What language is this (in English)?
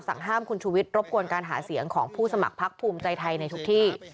Thai